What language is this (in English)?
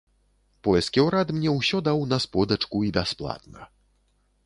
Belarusian